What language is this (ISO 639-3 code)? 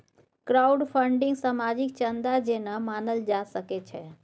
mai